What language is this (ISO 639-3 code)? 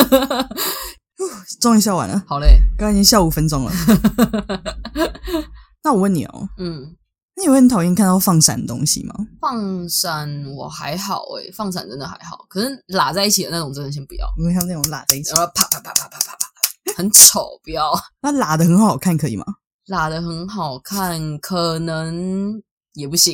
zho